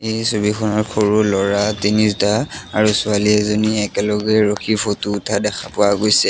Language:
Assamese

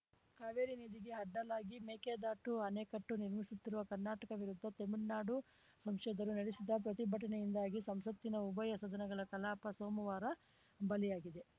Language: Kannada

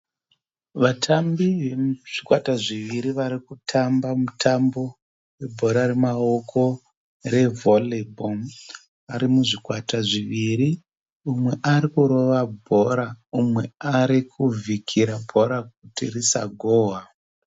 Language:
Shona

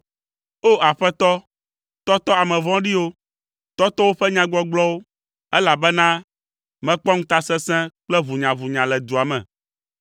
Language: Ewe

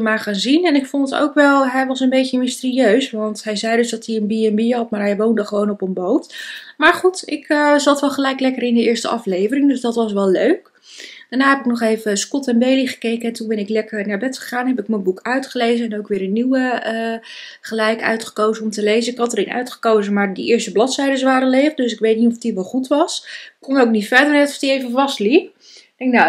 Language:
Dutch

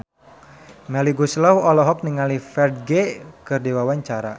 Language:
Sundanese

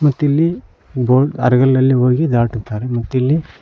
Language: Kannada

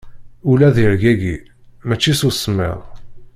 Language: Kabyle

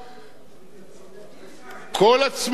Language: Hebrew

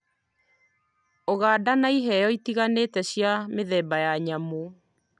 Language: Kikuyu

